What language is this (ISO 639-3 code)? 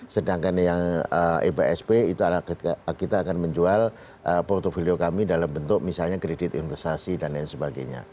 ind